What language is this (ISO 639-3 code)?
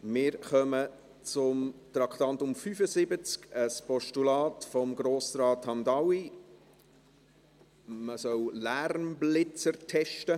gsw